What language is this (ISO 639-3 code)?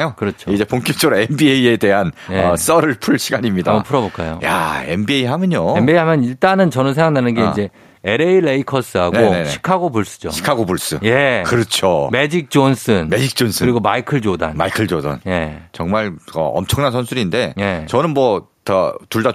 kor